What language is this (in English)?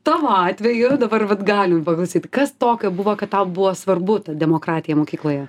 Lithuanian